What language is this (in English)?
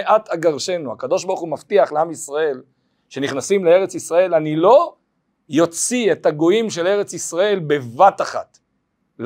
Hebrew